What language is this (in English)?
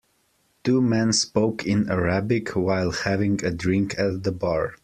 English